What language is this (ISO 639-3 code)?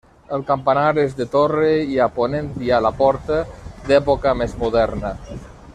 cat